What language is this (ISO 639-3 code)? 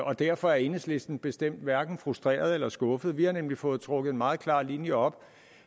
dan